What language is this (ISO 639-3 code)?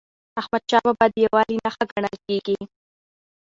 pus